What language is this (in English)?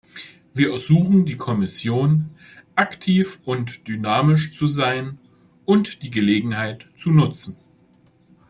German